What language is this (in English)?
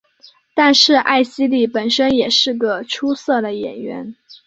Chinese